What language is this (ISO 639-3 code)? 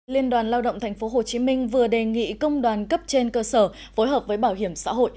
vie